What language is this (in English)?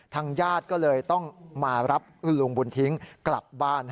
Thai